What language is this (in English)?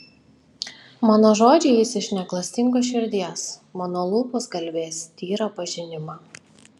Lithuanian